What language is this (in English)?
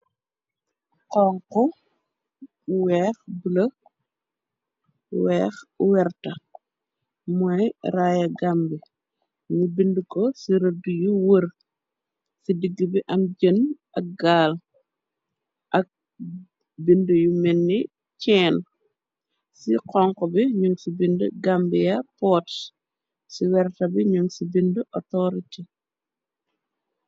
Wolof